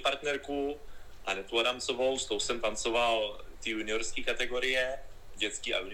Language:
Czech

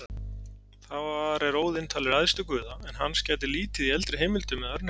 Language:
Icelandic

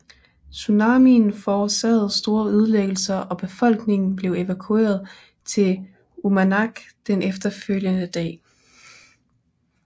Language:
Danish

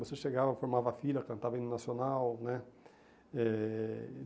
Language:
Portuguese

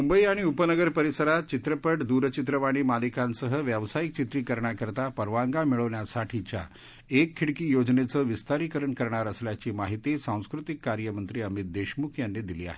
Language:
Marathi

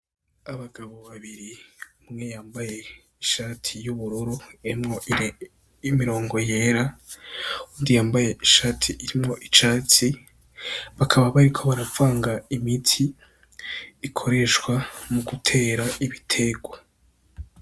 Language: Rundi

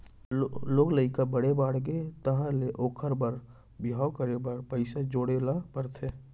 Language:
Chhattisgarhi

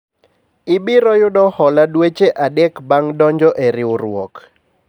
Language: Luo (Kenya and Tanzania)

